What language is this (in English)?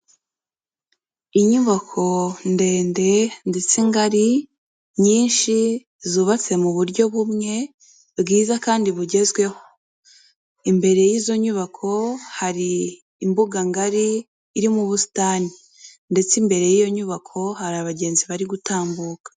Kinyarwanda